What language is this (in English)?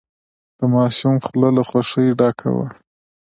Pashto